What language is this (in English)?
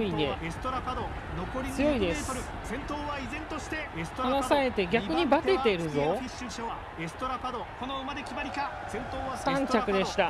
Japanese